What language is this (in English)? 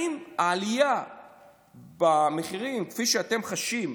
Hebrew